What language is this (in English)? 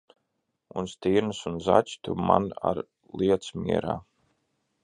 Latvian